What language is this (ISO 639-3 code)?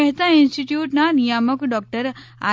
guj